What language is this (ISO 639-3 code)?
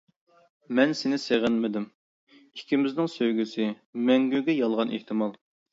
uig